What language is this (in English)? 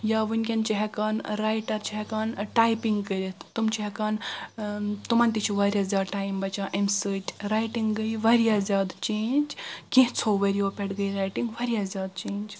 Kashmiri